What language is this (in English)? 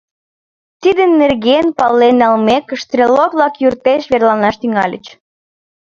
Mari